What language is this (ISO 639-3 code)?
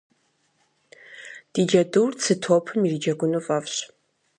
kbd